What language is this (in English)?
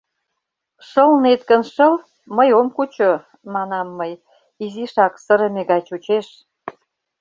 Mari